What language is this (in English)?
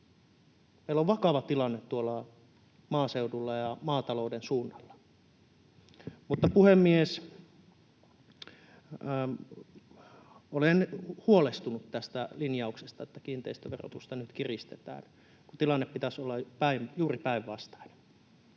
Finnish